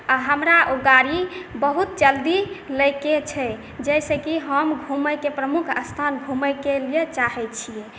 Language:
Maithili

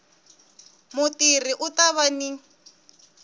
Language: Tsonga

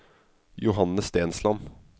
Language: Norwegian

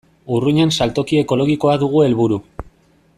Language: Basque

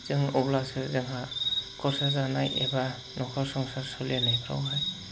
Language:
Bodo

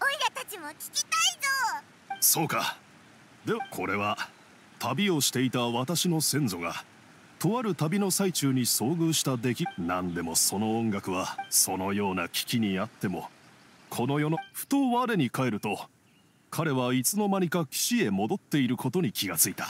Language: Japanese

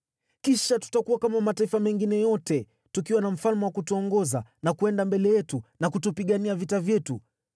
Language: Swahili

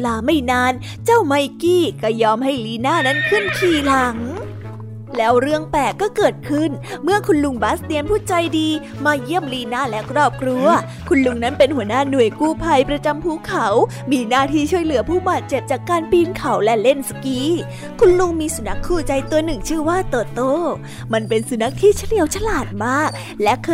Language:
Thai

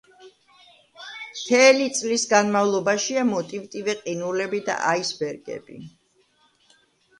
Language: Georgian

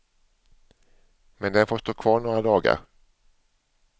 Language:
Swedish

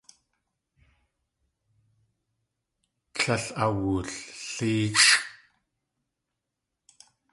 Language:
Tlingit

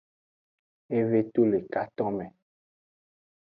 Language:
Aja (Benin)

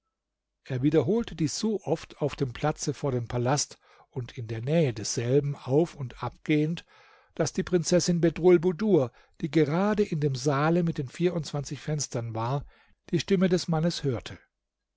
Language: German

